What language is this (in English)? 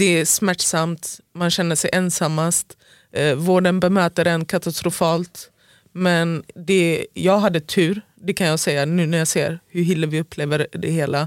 Swedish